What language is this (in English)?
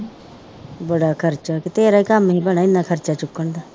Punjabi